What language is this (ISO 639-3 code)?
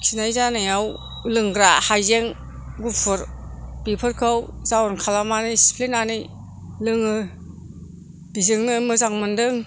brx